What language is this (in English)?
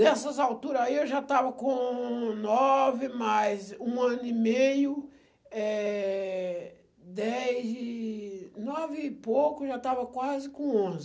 Portuguese